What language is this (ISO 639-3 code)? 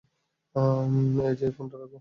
ben